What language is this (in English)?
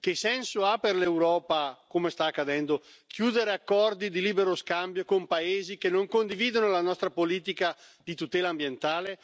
Italian